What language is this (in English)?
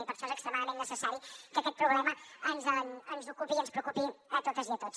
Catalan